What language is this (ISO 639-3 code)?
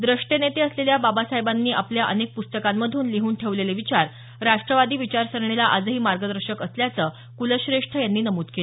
mar